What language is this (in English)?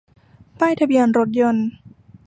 Thai